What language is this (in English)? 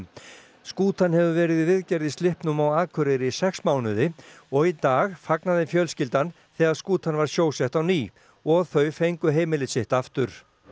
Icelandic